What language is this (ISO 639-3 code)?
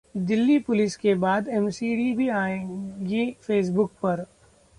hin